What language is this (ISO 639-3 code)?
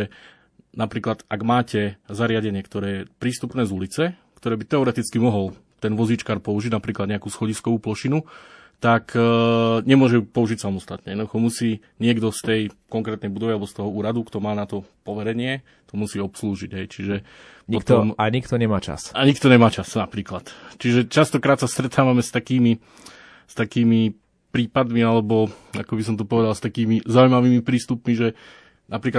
slk